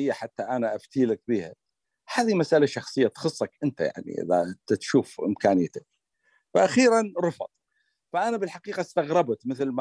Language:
Arabic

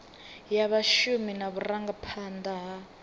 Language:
Venda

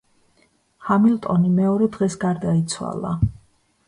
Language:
Georgian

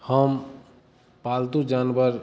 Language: Maithili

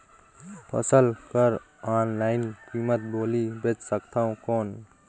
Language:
Chhattisgarhi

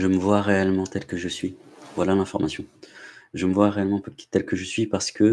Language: French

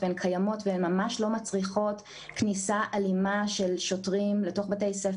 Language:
Hebrew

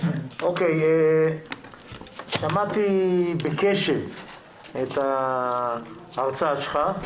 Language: Hebrew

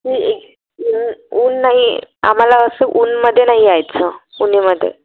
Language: Marathi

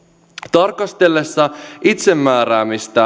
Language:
Finnish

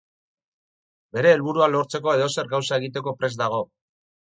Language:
Basque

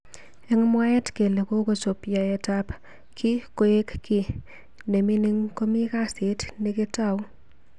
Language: Kalenjin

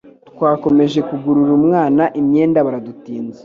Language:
Kinyarwanda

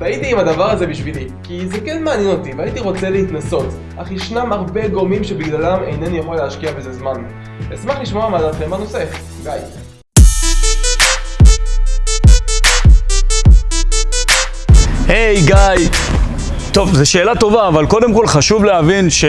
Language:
Hebrew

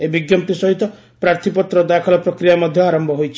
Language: Odia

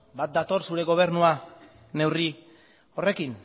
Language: Basque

